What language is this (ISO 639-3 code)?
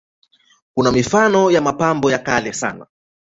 swa